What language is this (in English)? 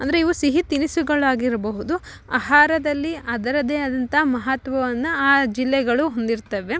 Kannada